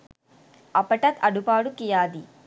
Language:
Sinhala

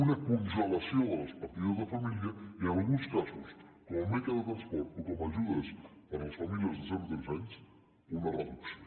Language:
Catalan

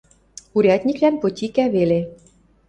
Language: Western Mari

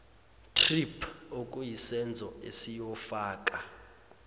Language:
Zulu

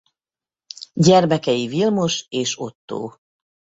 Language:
Hungarian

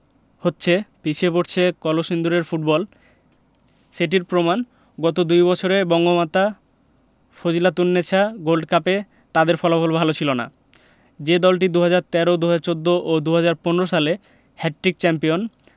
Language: Bangla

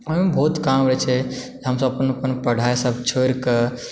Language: Maithili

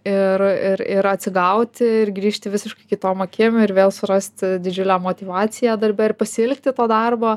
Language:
Lithuanian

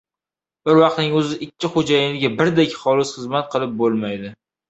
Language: Uzbek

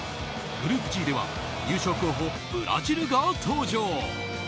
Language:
Japanese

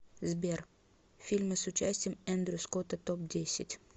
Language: Russian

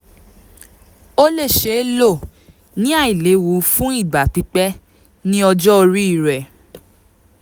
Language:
Yoruba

